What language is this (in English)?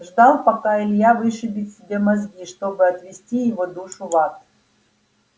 Russian